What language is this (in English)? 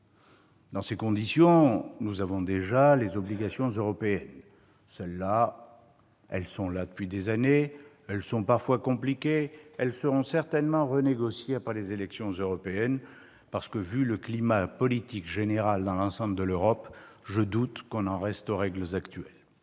French